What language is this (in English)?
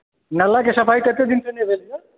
Maithili